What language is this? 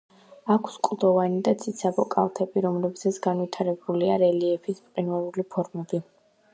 Georgian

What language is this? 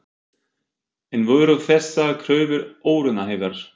Icelandic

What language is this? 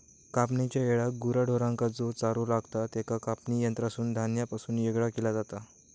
Marathi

